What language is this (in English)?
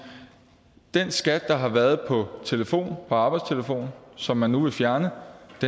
Danish